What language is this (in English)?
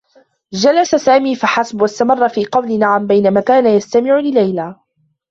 Arabic